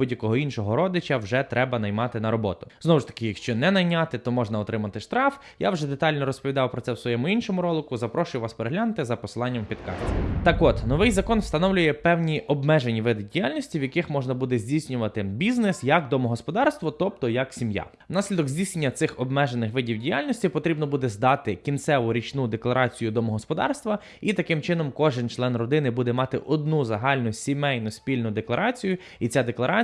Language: Ukrainian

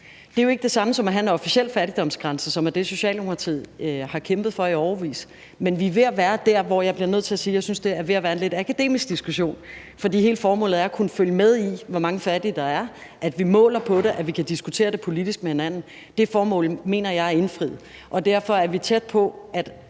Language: Danish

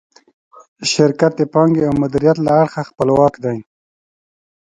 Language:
Pashto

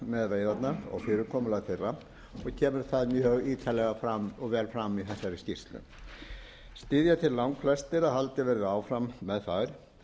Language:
Icelandic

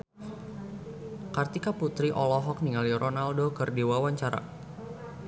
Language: Sundanese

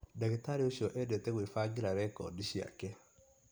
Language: Kikuyu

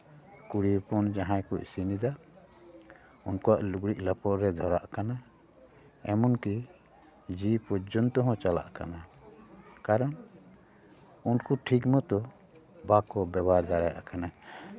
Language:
Santali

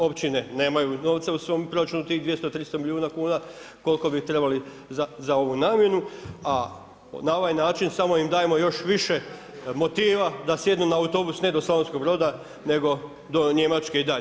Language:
Croatian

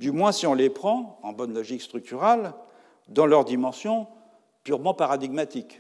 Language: French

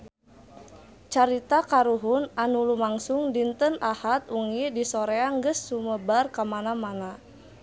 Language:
Sundanese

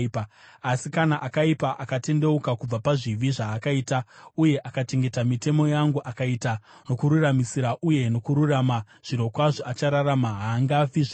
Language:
Shona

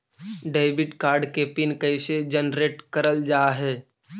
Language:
Magahi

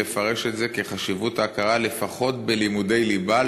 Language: Hebrew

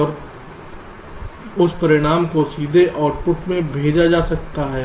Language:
Hindi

